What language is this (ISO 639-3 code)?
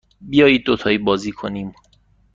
fas